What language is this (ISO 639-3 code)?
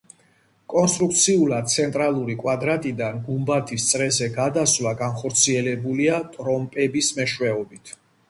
kat